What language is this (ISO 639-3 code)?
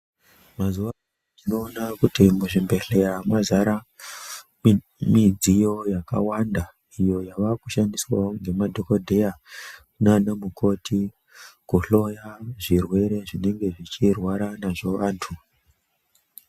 ndc